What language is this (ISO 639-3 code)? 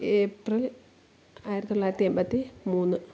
mal